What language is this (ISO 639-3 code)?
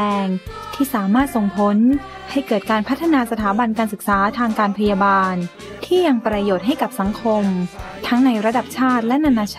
tha